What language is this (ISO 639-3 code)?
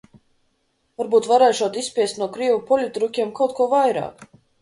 lav